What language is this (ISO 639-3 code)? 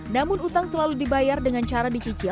ind